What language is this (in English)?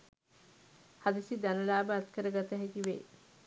Sinhala